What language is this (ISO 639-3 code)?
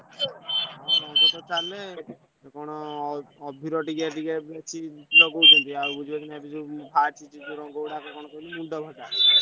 ori